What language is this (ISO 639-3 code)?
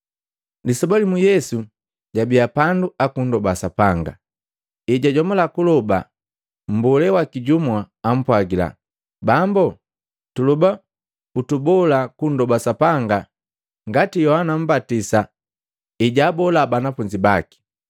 mgv